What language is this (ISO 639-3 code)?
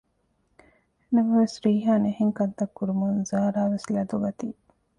div